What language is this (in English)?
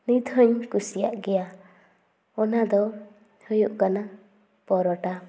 Santali